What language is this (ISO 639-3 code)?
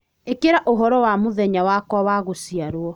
kik